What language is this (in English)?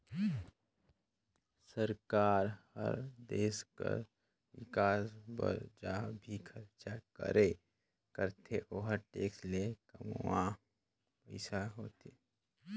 Chhattisgarhi